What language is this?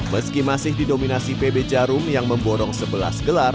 Indonesian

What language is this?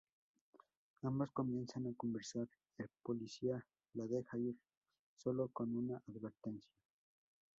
Spanish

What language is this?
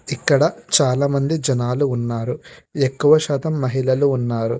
Telugu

